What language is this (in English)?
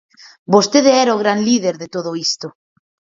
Galician